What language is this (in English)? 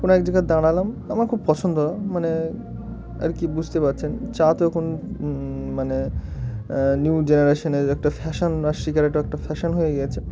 Bangla